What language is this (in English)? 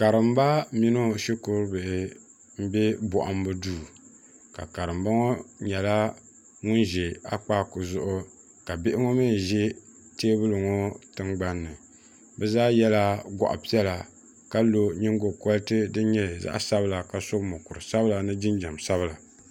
Dagbani